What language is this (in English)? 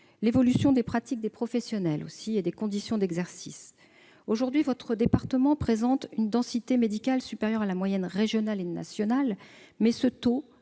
French